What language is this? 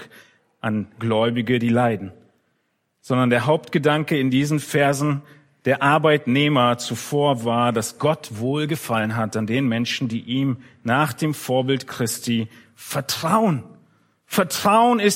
German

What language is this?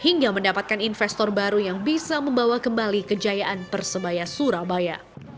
Indonesian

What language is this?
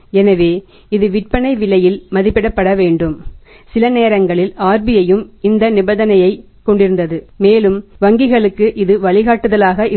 Tamil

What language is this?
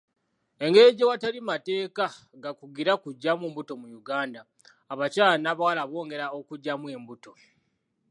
Ganda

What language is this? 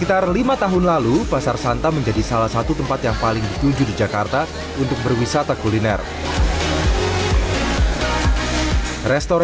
Indonesian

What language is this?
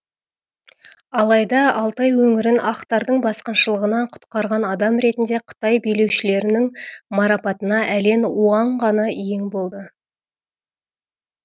Kazakh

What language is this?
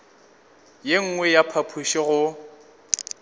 Northern Sotho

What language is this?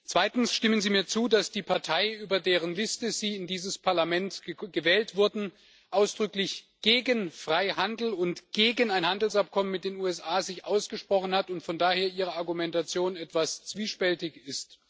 German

